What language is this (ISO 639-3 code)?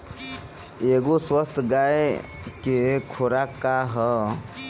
bho